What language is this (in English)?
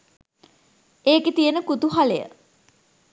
Sinhala